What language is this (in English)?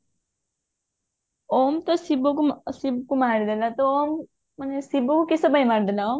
Odia